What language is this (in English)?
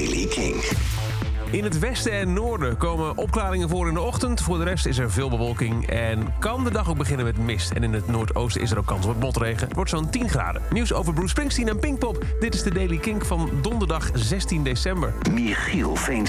Dutch